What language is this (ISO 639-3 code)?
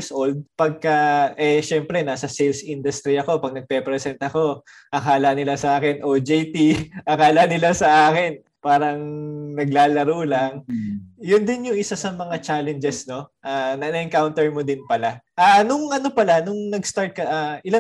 fil